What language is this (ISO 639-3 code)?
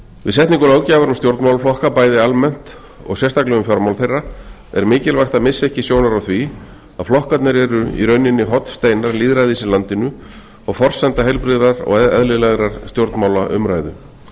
isl